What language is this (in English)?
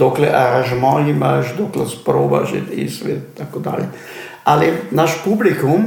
Croatian